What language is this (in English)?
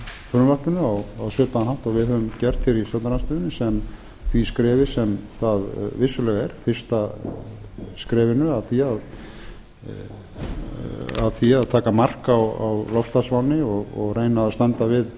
Icelandic